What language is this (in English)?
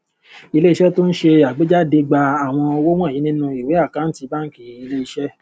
Yoruba